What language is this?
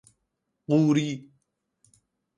Persian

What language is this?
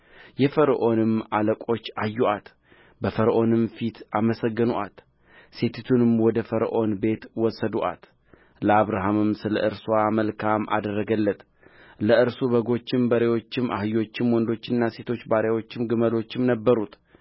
Amharic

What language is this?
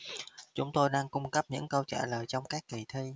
Vietnamese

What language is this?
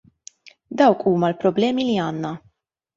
Maltese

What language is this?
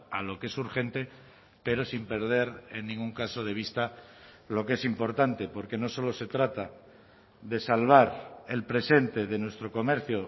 Spanish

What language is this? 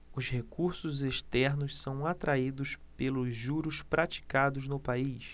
Portuguese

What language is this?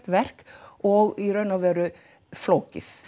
Icelandic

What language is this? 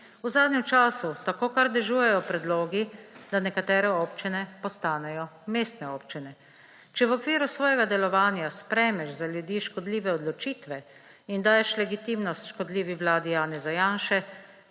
Slovenian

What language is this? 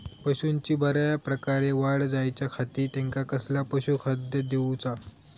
Marathi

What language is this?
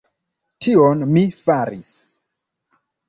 Esperanto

